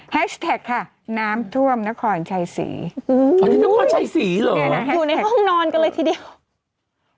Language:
Thai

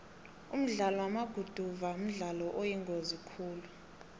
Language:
South Ndebele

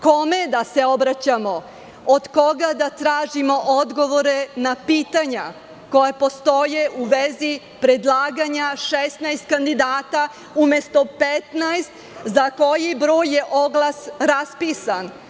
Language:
Serbian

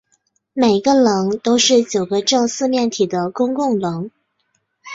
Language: Chinese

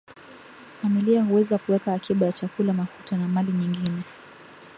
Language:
Swahili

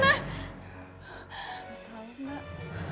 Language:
Indonesian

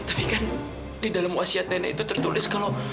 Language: Indonesian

